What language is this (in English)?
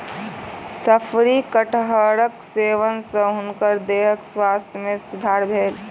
Maithili